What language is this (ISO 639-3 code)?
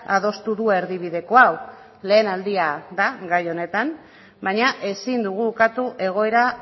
eus